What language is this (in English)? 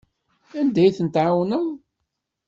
Kabyle